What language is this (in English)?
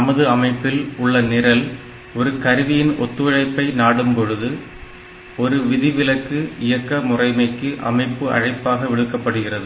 Tamil